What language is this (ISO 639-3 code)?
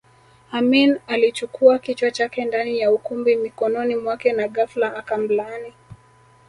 swa